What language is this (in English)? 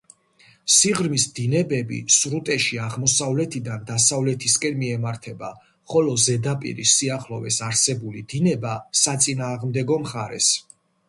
Georgian